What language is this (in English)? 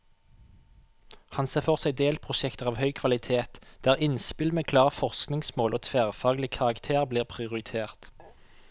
Norwegian